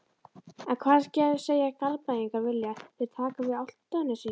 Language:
Icelandic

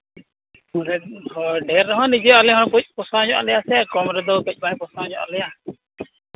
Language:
Santali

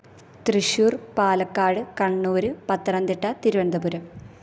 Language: Malayalam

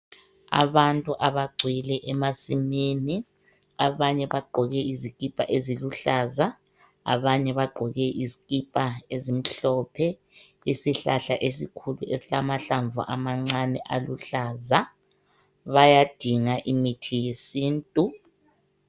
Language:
North Ndebele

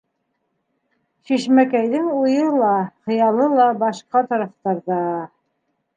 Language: Bashkir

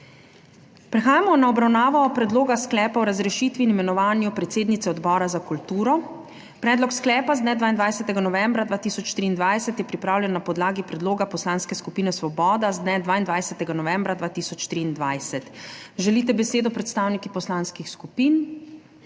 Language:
Slovenian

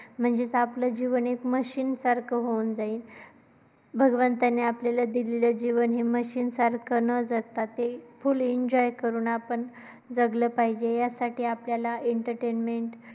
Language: Marathi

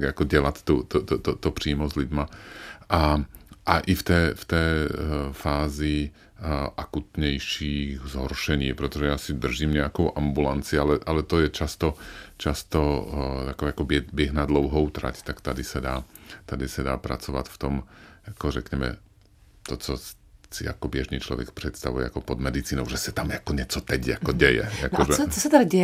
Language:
Czech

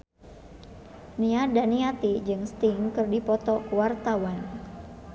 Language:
Sundanese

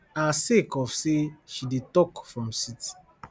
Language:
Nigerian Pidgin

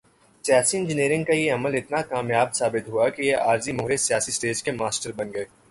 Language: Urdu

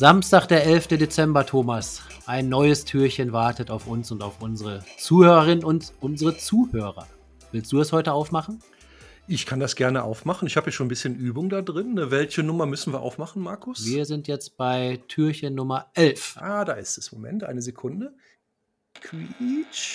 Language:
German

